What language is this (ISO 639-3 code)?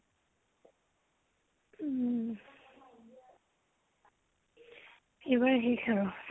asm